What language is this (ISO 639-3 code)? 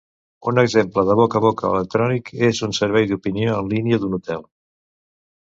cat